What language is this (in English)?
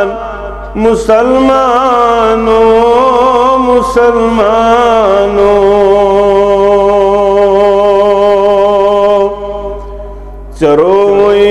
Arabic